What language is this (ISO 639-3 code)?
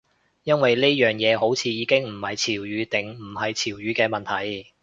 yue